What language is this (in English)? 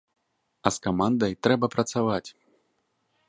Belarusian